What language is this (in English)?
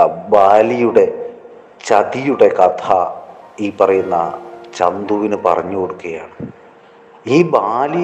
Malayalam